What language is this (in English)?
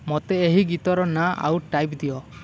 Odia